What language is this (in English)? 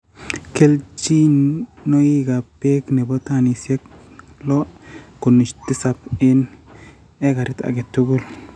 Kalenjin